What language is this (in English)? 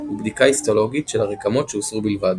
Hebrew